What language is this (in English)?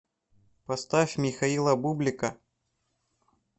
Russian